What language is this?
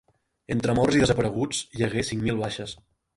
Catalan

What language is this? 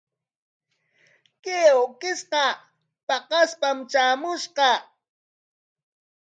Corongo Ancash Quechua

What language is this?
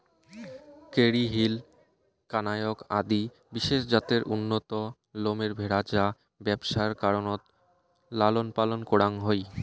Bangla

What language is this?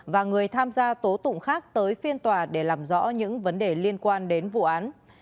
Vietnamese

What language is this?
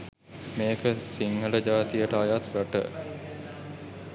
Sinhala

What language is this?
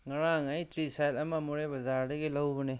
Manipuri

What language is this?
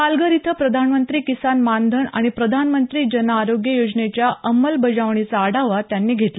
Marathi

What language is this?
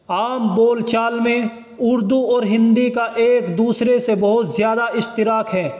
Urdu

